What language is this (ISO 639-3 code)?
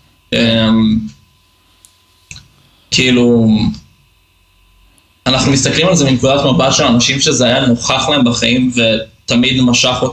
heb